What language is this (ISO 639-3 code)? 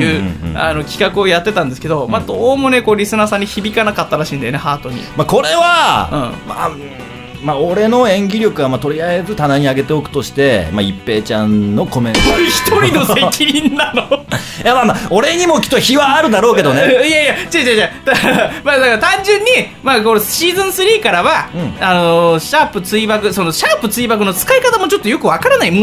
jpn